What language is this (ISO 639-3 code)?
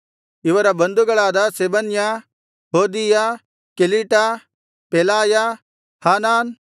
kan